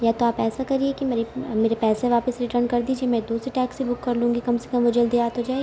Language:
Urdu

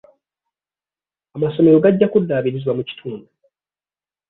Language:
Ganda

